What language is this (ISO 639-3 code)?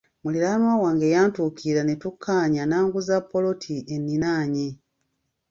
lug